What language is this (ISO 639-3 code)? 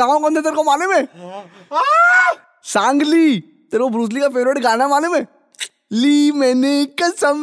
hin